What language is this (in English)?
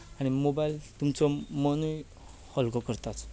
Konkani